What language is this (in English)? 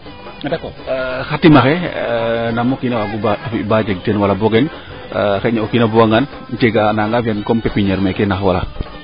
Serer